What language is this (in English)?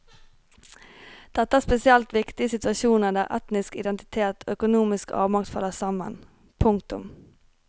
Norwegian